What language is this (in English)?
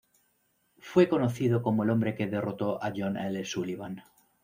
Spanish